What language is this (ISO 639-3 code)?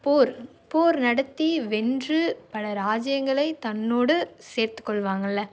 tam